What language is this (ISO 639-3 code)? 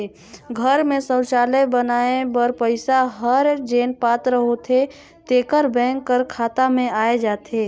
hne